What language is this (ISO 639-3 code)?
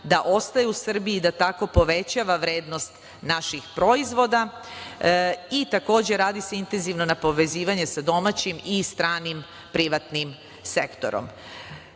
srp